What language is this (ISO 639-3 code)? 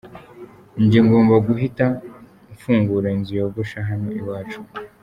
kin